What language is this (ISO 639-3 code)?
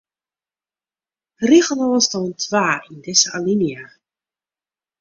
fry